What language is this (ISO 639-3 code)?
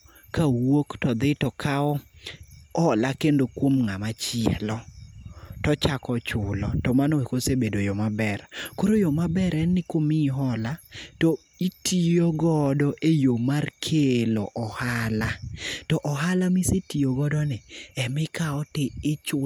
luo